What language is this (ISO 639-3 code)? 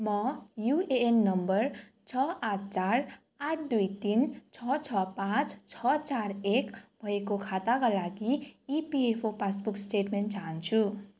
nep